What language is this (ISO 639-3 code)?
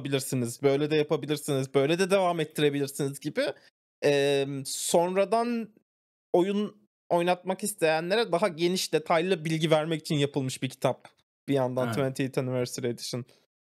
tur